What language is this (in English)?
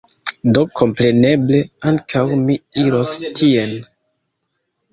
Esperanto